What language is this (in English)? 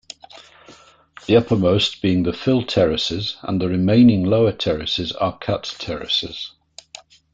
English